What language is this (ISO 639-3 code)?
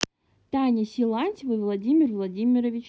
rus